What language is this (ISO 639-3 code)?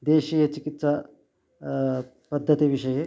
san